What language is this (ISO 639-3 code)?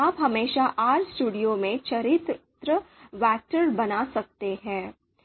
hin